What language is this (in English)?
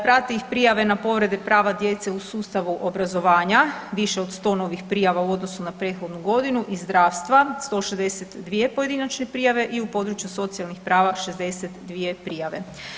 Croatian